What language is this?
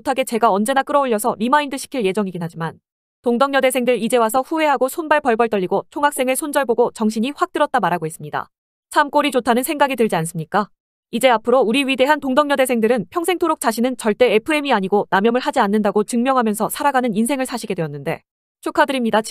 Korean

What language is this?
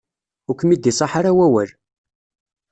Kabyle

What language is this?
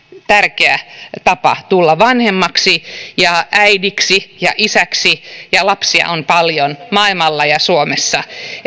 Finnish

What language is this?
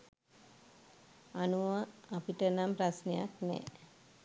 Sinhala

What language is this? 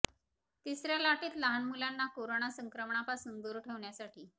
Marathi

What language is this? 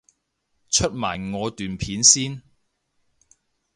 Cantonese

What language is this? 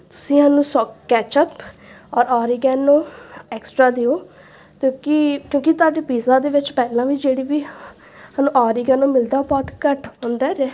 Punjabi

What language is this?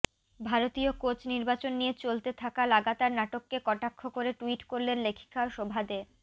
Bangla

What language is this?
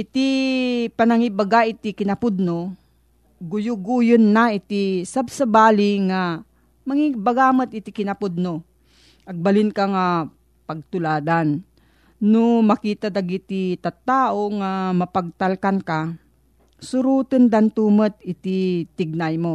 Filipino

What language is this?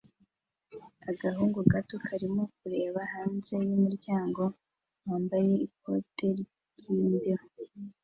Kinyarwanda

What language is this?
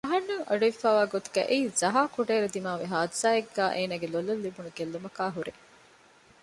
Divehi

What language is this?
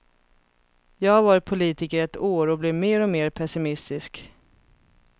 Swedish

